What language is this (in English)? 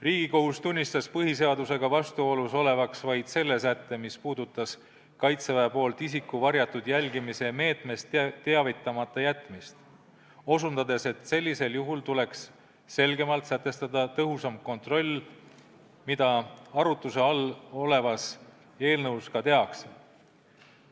Estonian